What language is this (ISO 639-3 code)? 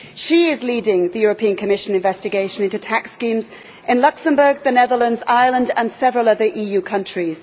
eng